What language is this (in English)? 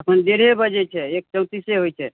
Maithili